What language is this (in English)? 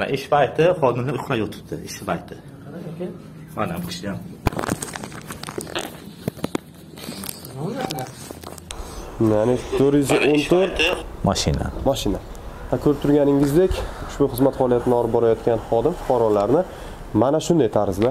Turkish